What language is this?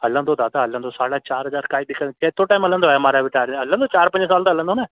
Sindhi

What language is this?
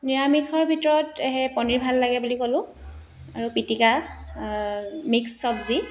Assamese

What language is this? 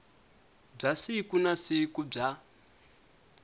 Tsonga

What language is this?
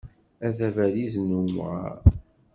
Kabyle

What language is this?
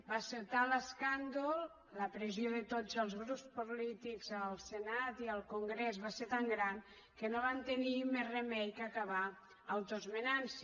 Catalan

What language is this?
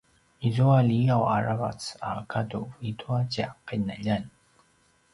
Paiwan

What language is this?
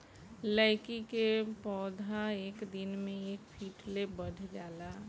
Bhojpuri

